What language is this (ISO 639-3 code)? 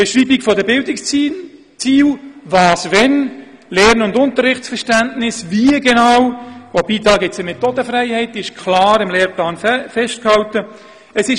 gsw